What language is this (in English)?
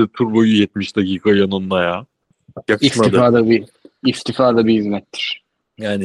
Turkish